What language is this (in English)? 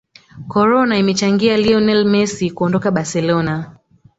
Swahili